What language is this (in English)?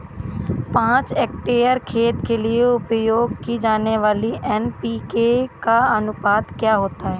Hindi